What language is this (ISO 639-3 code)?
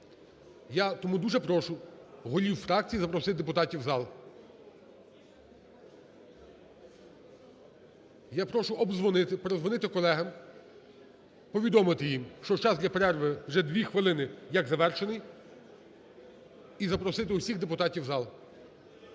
ukr